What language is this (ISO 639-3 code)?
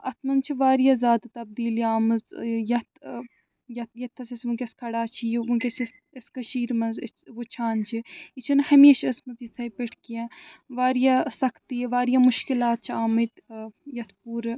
kas